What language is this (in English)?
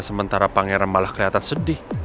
Indonesian